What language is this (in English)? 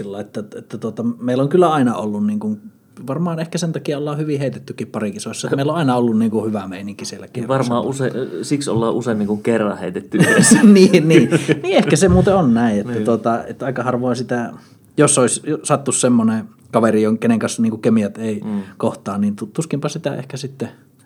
Finnish